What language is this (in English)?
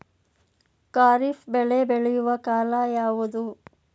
Kannada